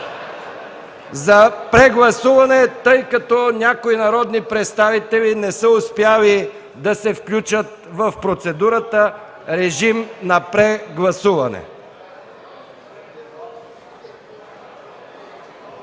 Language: Bulgarian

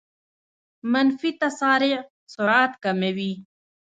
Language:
Pashto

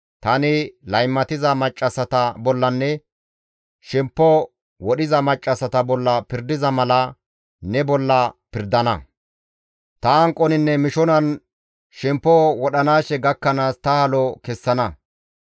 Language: Gamo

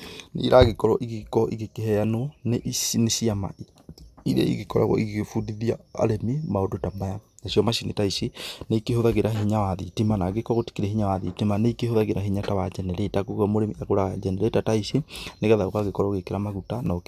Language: Kikuyu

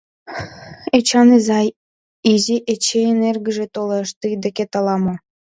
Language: Mari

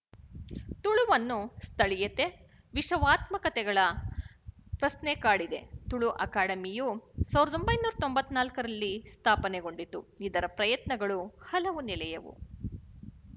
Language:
Kannada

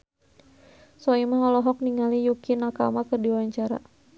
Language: Sundanese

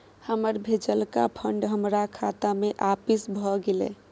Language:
Maithili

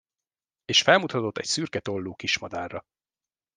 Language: Hungarian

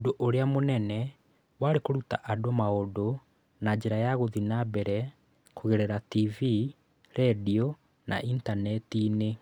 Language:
Kikuyu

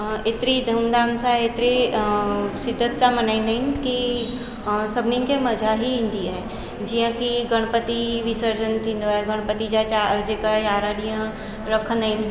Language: Sindhi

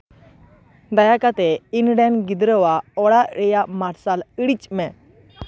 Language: Santali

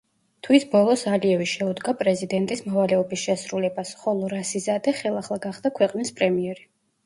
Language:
Georgian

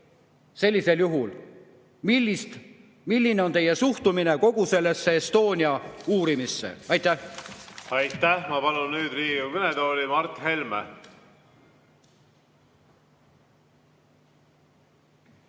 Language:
Estonian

